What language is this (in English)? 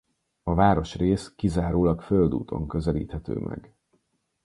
Hungarian